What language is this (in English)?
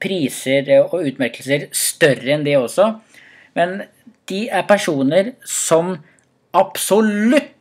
Norwegian